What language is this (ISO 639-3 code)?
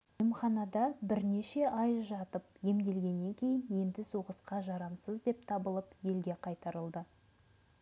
kaz